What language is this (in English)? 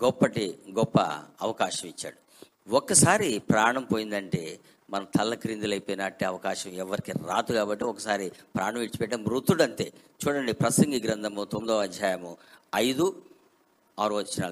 Telugu